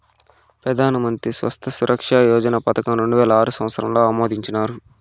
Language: Telugu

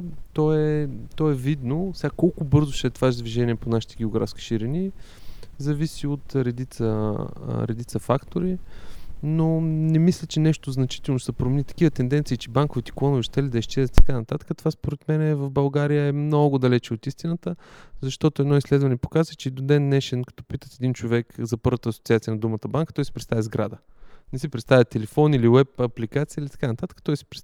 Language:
Bulgarian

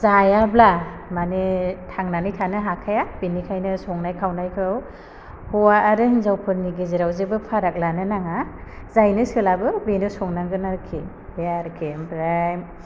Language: Bodo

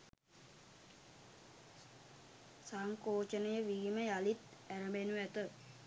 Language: Sinhala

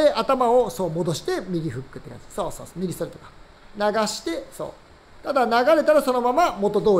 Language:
Japanese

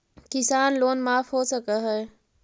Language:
Magahi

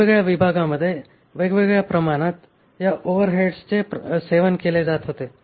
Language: Marathi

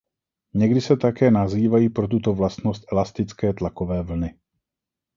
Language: Czech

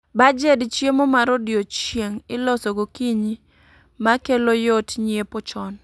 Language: Luo (Kenya and Tanzania)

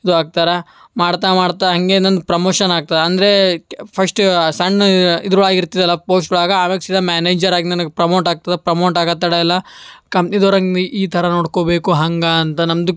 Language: Kannada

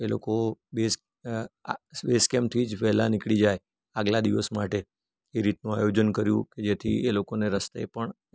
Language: Gujarati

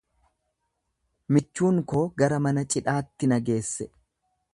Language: Oromo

